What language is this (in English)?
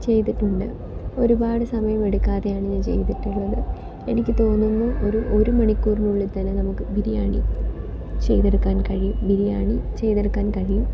Malayalam